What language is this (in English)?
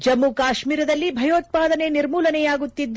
Kannada